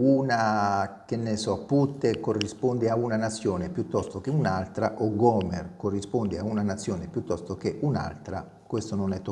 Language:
Italian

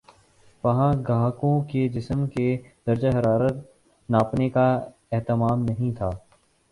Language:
Urdu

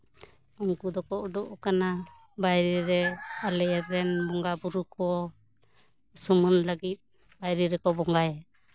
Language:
Santali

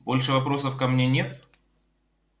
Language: Russian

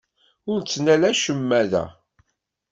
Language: Kabyle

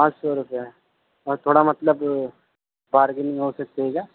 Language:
Urdu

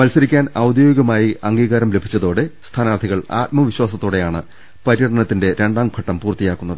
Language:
Malayalam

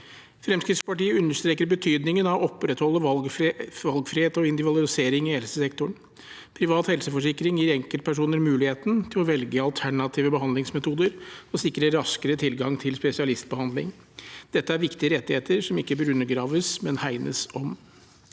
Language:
Norwegian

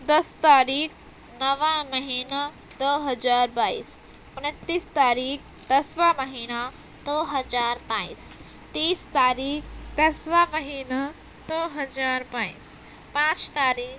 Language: Urdu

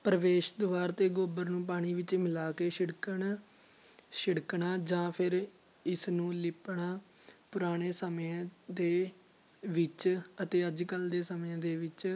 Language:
Punjabi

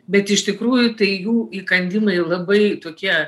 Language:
Lithuanian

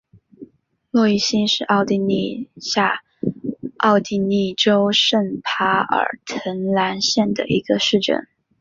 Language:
Chinese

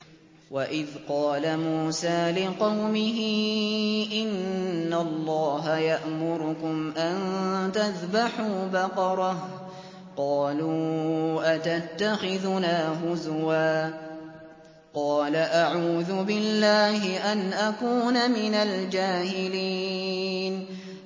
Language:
Arabic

